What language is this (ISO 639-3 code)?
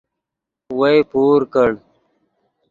ydg